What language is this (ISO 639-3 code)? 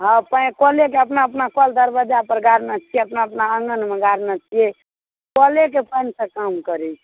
mai